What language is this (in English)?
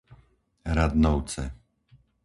Slovak